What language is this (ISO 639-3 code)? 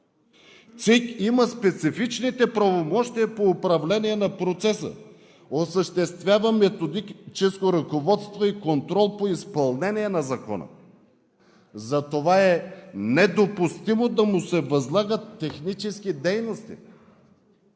bul